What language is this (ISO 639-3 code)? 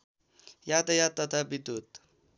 nep